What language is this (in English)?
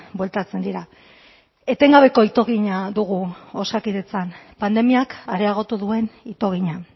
Basque